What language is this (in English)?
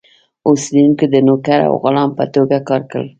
Pashto